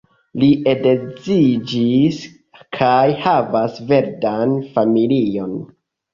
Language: Esperanto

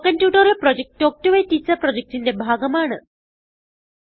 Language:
Malayalam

